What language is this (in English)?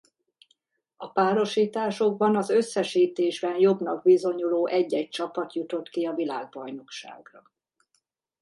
Hungarian